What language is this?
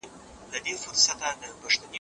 Pashto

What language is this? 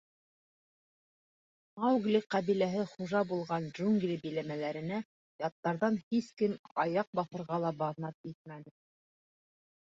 Bashkir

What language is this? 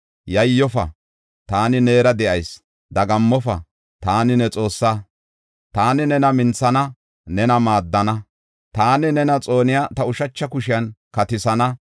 Gofa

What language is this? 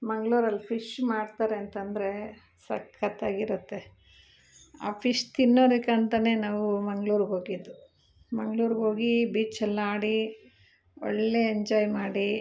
Kannada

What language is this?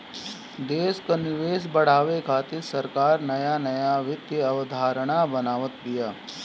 Bhojpuri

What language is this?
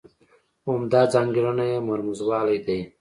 Pashto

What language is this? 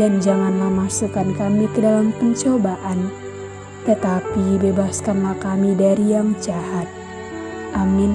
Indonesian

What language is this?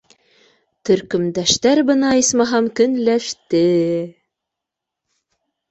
Bashkir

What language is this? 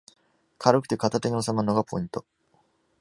Japanese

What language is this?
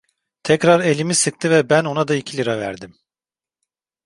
Turkish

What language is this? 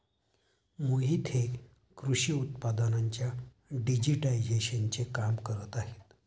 Marathi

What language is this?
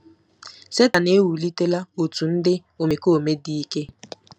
Igbo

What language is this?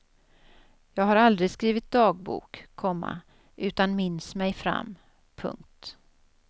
Swedish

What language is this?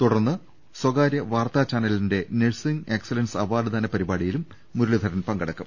Malayalam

